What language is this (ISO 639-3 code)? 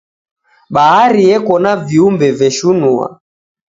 dav